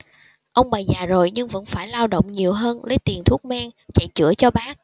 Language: Vietnamese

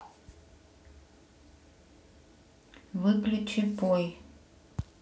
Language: Russian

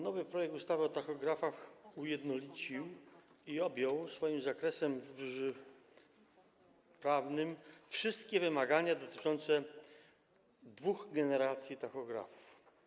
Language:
Polish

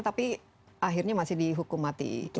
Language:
Indonesian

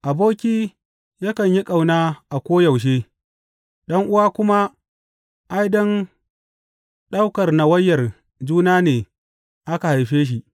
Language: Hausa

